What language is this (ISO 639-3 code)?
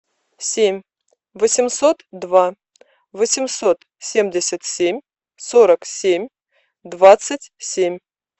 rus